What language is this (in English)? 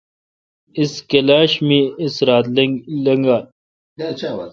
Kalkoti